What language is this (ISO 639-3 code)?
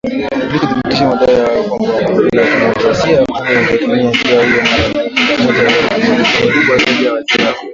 swa